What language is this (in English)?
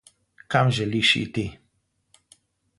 Slovenian